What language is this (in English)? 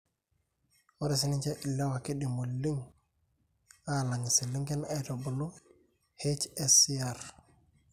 Masai